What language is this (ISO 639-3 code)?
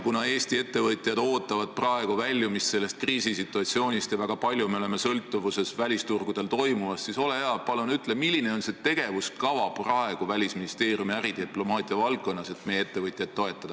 est